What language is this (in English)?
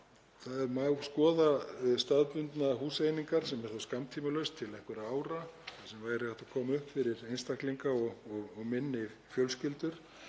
Icelandic